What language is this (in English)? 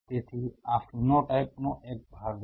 Gujarati